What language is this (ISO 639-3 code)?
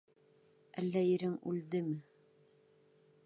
bak